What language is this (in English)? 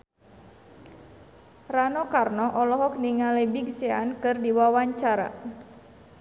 Sundanese